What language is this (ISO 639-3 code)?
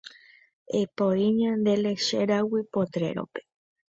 grn